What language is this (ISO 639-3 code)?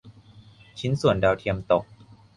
tha